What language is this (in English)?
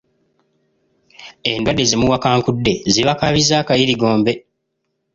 Ganda